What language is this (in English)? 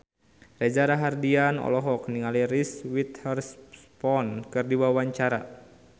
Sundanese